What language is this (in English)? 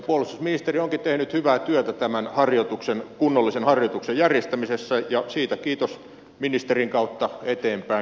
Finnish